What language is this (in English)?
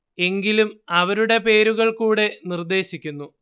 Malayalam